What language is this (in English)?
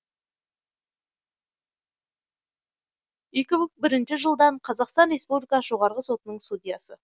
Kazakh